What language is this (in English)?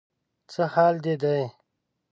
Pashto